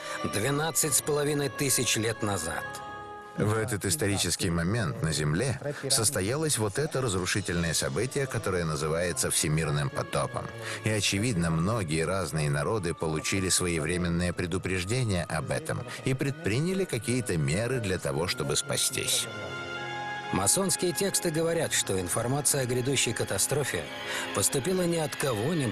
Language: Russian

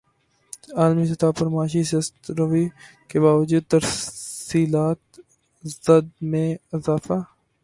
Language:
Urdu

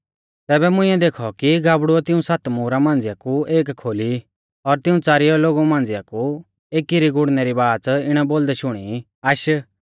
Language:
Mahasu Pahari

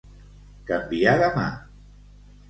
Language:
Catalan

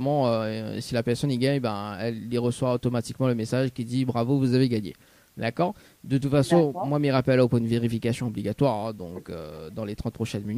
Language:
French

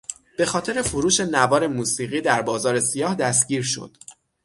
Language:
Persian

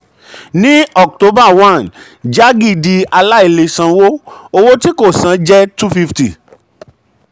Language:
Yoruba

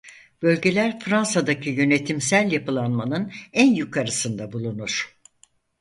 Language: Turkish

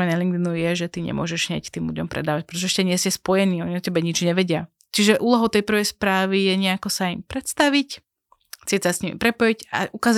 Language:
Slovak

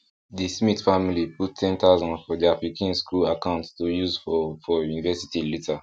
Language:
Nigerian Pidgin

